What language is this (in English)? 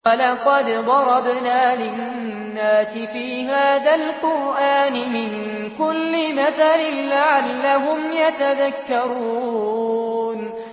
Arabic